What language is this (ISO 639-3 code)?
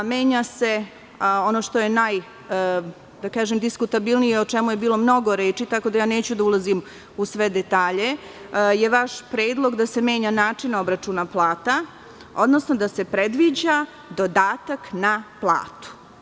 srp